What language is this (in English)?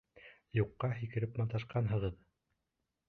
Bashkir